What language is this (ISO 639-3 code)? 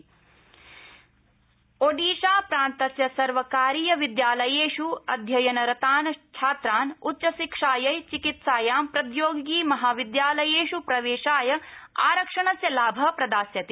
san